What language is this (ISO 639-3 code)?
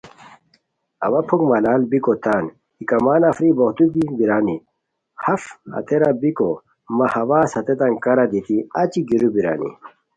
khw